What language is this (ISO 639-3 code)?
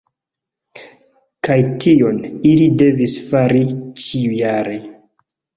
epo